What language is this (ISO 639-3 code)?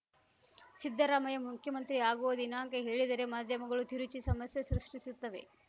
kan